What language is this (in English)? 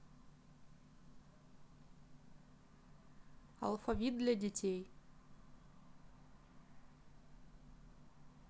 Russian